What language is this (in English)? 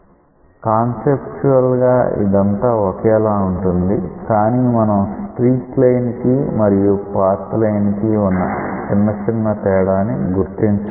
Telugu